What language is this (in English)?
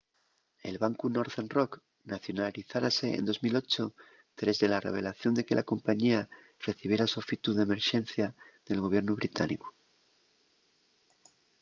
Asturian